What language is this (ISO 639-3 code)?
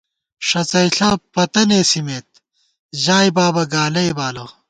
gwt